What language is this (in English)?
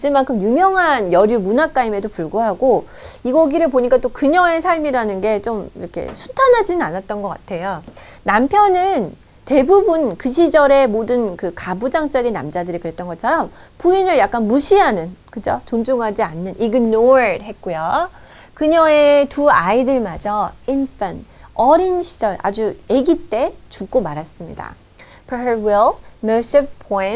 Korean